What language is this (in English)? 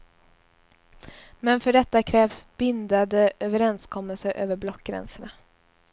Swedish